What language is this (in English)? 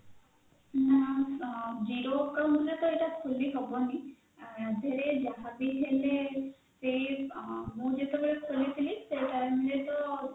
Odia